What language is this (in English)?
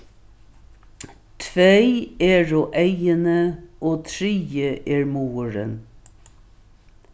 Faroese